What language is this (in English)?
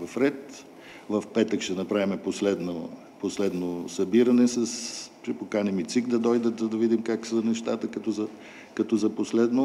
Bulgarian